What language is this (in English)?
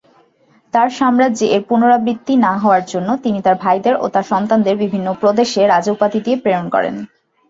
Bangla